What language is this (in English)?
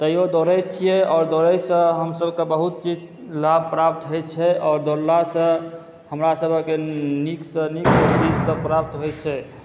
Maithili